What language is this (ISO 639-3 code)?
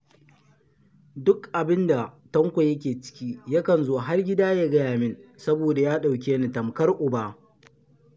hau